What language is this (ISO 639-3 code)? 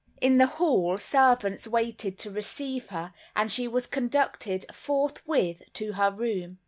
eng